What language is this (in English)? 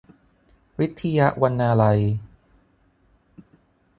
Thai